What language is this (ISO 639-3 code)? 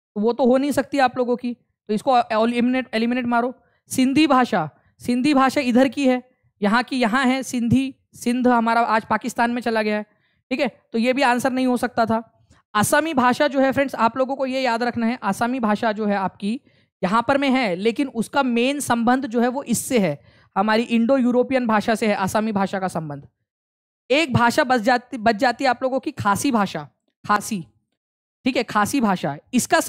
hin